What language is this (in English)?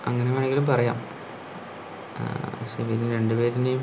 Malayalam